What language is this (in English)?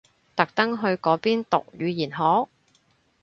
Cantonese